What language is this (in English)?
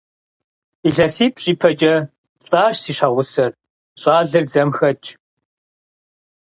Kabardian